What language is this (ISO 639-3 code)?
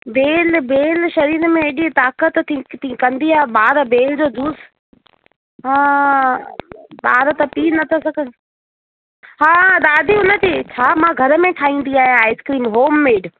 snd